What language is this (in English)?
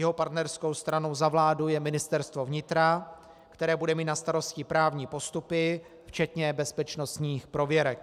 Czech